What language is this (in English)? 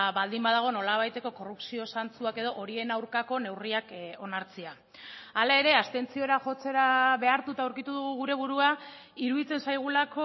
Basque